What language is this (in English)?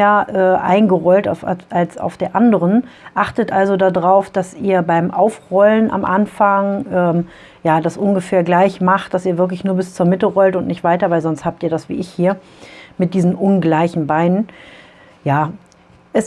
German